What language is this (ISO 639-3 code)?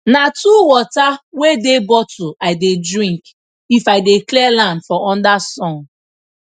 pcm